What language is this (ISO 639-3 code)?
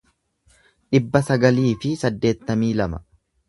orm